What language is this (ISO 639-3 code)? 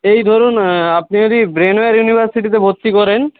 ben